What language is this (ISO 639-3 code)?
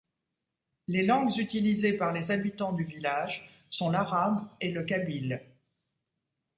fra